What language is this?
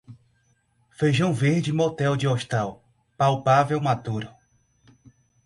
Portuguese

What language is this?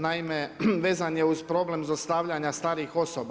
Croatian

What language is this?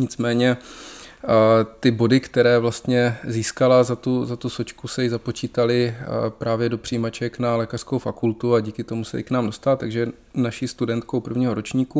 Czech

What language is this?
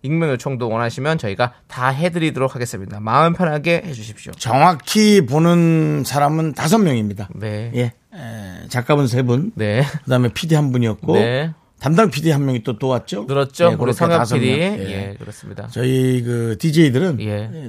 Korean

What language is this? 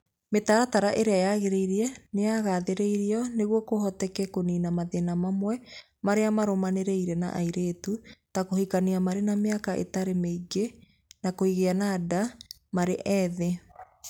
Kikuyu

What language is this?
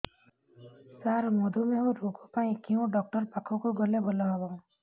Odia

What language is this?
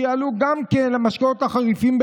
Hebrew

